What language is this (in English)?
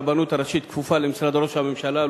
Hebrew